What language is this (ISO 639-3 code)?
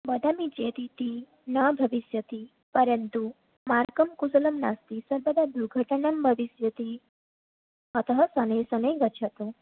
san